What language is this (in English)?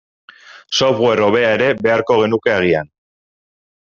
Basque